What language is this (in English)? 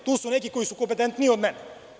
Serbian